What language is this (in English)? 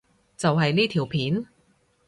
Cantonese